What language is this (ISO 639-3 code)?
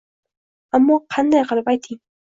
uzb